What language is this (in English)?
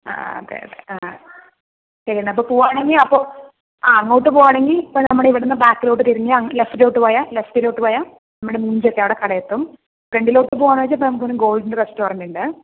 Malayalam